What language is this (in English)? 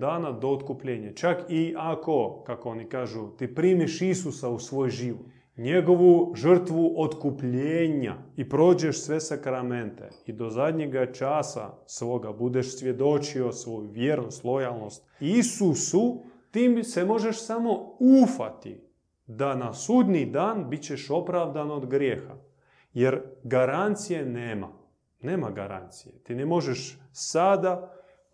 Croatian